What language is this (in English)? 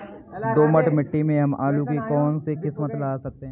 Hindi